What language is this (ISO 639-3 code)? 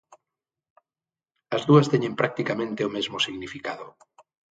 glg